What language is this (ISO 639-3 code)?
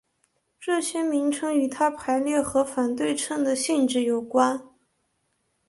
zho